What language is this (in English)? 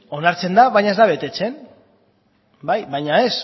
Basque